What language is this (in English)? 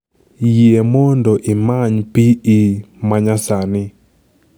Luo (Kenya and Tanzania)